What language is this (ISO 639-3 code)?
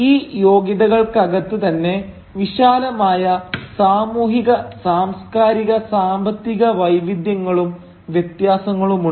mal